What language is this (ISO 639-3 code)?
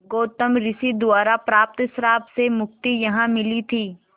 hin